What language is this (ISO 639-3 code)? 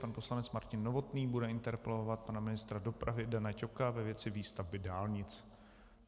ces